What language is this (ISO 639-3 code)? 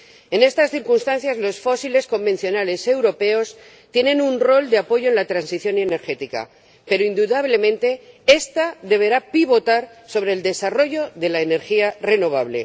spa